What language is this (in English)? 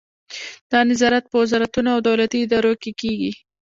Pashto